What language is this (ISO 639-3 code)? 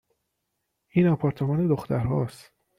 fas